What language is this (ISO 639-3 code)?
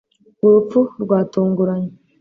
kin